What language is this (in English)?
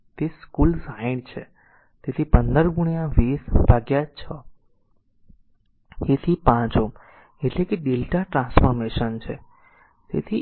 Gujarati